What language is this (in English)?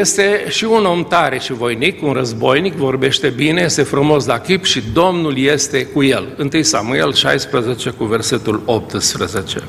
Romanian